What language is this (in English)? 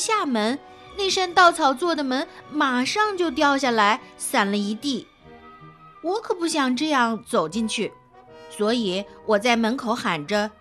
Chinese